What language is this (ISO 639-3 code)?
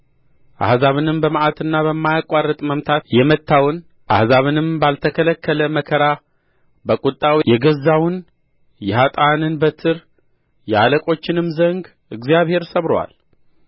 amh